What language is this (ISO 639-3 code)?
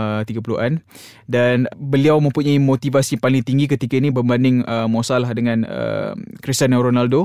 msa